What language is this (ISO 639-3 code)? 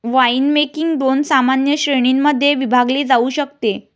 mar